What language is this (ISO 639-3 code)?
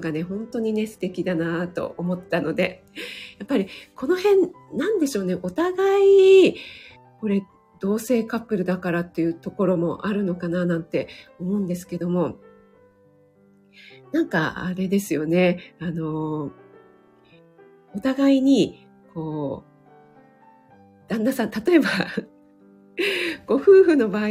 jpn